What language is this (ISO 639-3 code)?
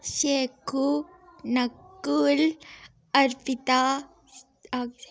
doi